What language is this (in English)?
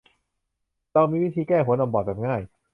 Thai